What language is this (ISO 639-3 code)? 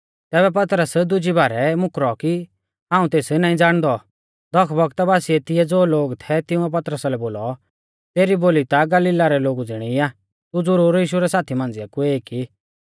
bfz